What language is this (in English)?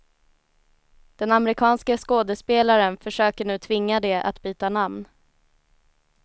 Swedish